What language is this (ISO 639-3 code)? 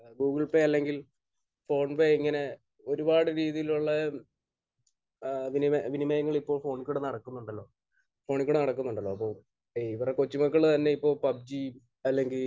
mal